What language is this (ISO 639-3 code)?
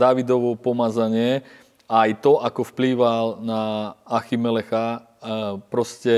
slk